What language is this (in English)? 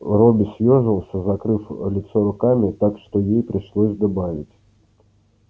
Russian